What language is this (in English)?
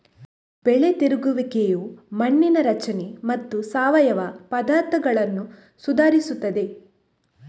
Kannada